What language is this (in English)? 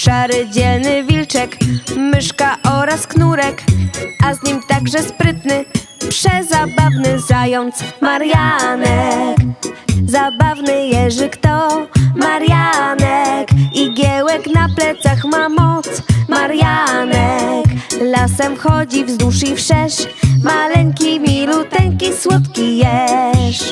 Polish